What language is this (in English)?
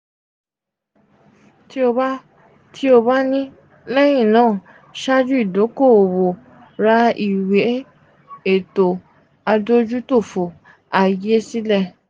Yoruba